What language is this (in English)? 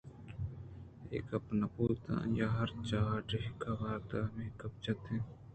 Eastern Balochi